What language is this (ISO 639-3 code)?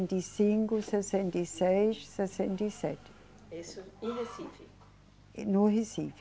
por